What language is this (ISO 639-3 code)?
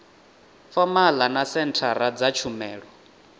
ven